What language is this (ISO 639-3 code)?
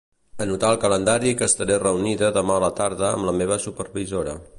cat